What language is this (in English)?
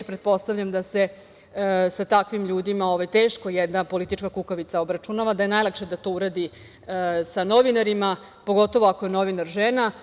Serbian